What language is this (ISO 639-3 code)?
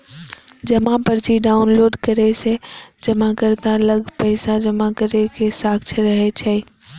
mai